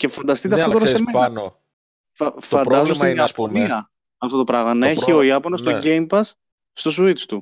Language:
Greek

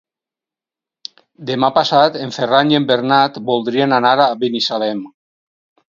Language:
Catalan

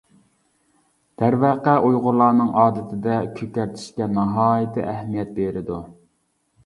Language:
Uyghur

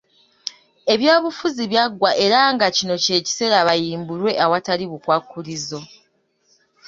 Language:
Ganda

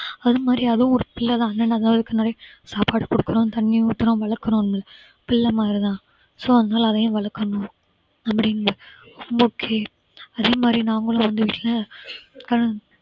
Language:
Tamil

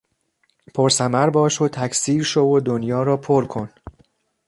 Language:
Persian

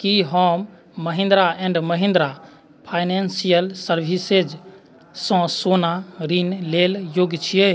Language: Maithili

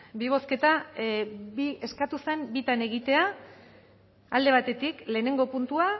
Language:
Basque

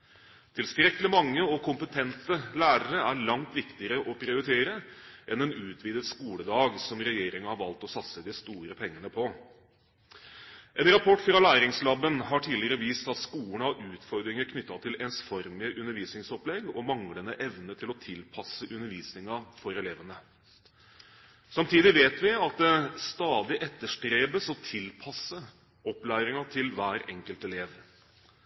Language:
Norwegian Bokmål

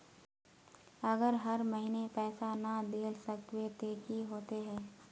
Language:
Magahi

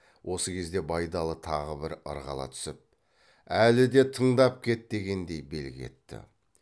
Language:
Kazakh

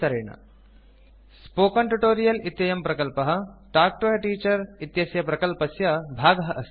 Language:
Sanskrit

